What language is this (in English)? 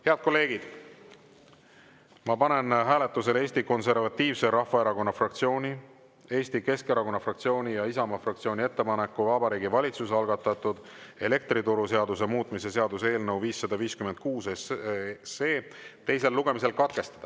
Estonian